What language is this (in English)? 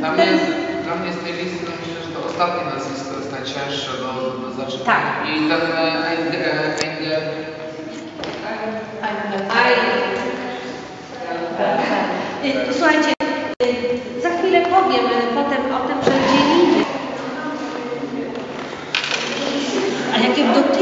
Polish